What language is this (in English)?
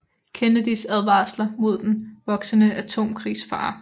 Danish